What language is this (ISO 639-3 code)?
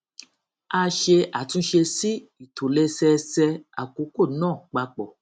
yor